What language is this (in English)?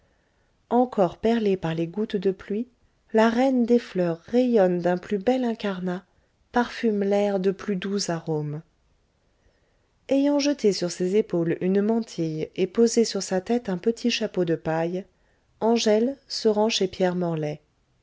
French